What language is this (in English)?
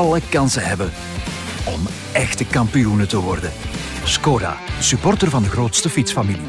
Dutch